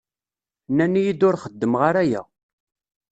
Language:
Kabyle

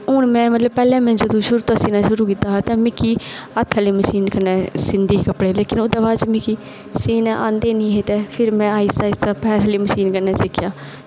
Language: Dogri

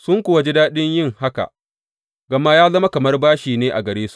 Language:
Hausa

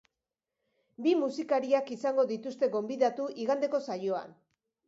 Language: Basque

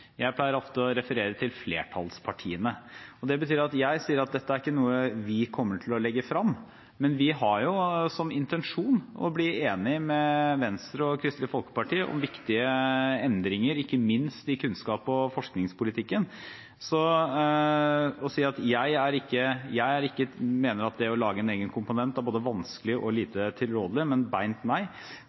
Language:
Norwegian Bokmål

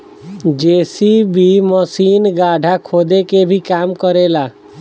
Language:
Bhojpuri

